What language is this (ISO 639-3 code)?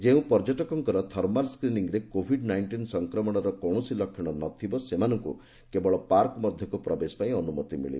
ori